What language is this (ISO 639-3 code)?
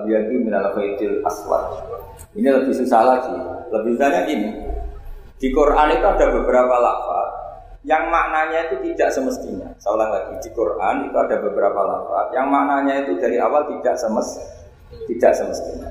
ind